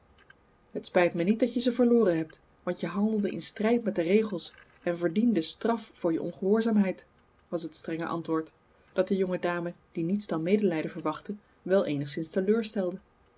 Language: Dutch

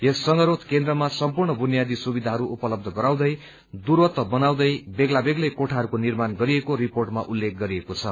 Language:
Nepali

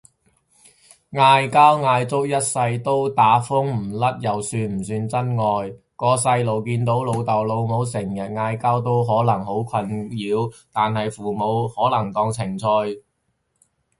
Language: Cantonese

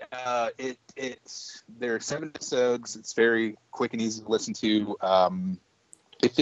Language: English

